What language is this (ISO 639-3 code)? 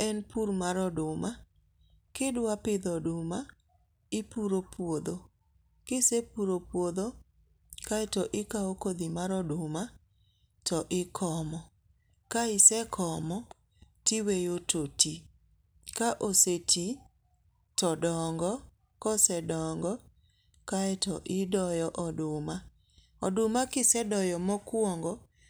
luo